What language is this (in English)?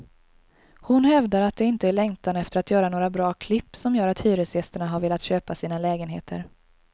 Swedish